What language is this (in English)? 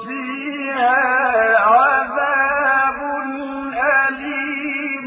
Arabic